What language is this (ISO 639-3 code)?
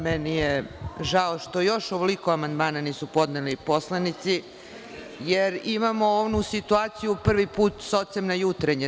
srp